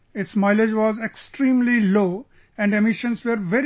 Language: English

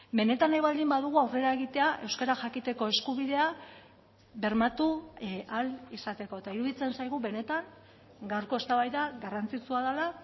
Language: Basque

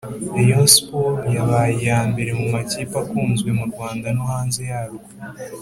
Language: Kinyarwanda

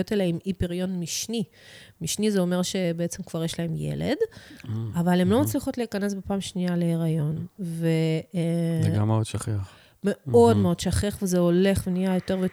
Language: Hebrew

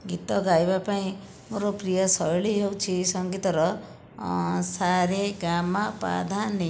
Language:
Odia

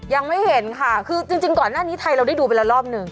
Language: Thai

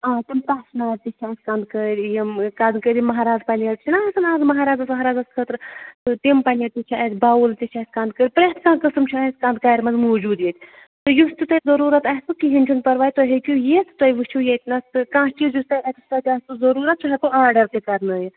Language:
Kashmiri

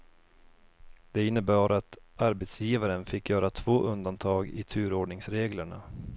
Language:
Swedish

